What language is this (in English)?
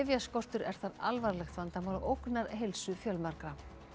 Icelandic